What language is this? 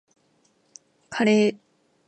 Japanese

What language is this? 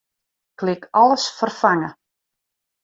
Western Frisian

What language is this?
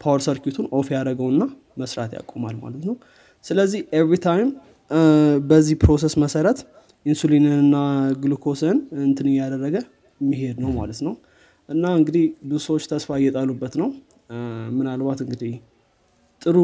Amharic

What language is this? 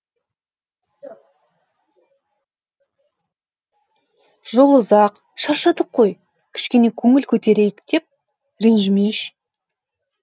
Kazakh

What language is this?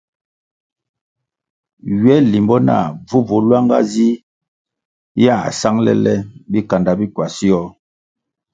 Kwasio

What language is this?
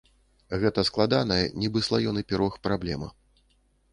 Belarusian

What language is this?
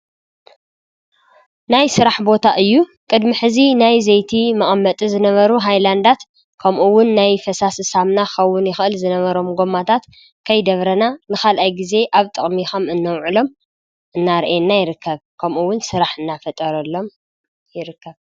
Tigrinya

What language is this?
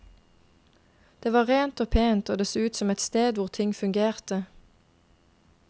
Norwegian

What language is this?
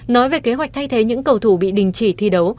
Vietnamese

